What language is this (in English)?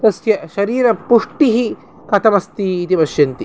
Sanskrit